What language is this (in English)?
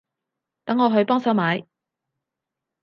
Cantonese